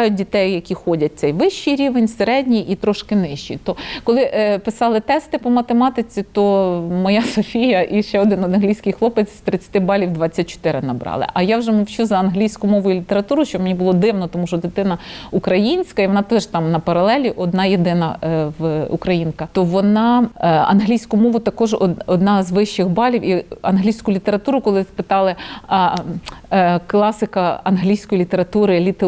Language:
Ukrainian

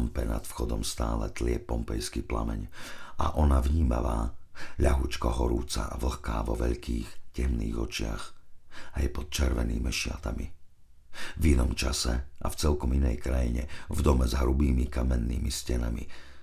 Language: Slovak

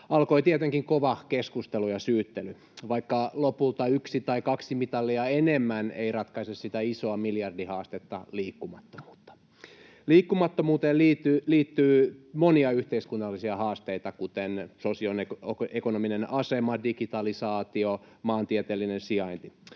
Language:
Finnish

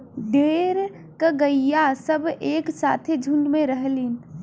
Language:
Bhojpuri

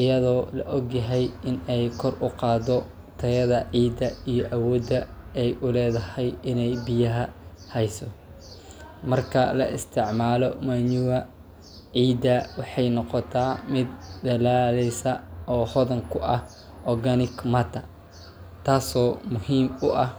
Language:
Somali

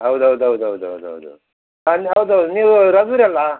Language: Kannada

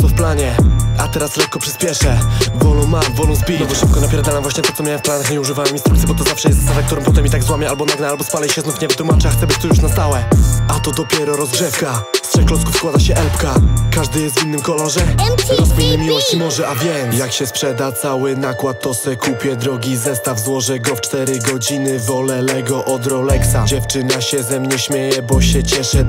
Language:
Polish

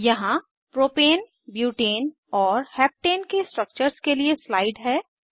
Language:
Hindi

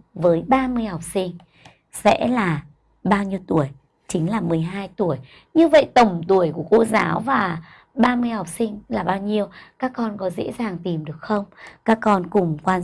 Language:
Vietnamese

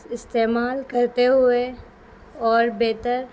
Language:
Urdu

